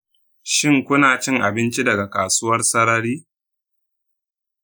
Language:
Hausa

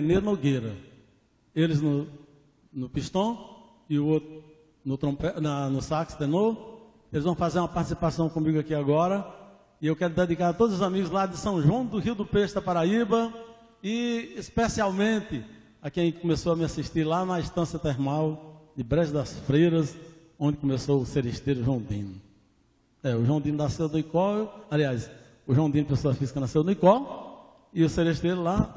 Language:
Portuguese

